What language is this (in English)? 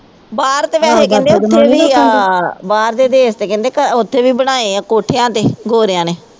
Punjabi